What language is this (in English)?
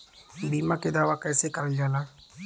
Bhojpuri